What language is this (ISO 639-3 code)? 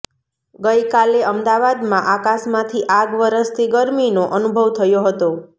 guj